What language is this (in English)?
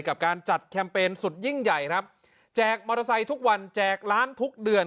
Thai